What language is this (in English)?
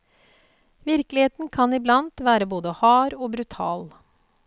Norwegian